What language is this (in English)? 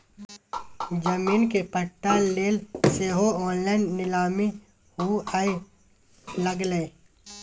Maithili